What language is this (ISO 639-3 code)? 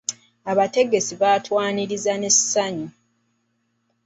lug